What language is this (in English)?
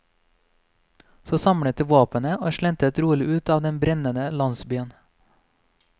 Norwegian